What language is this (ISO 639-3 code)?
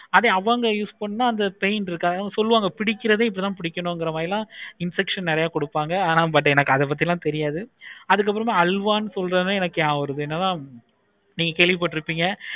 tam